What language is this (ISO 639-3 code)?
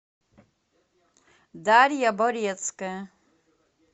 rus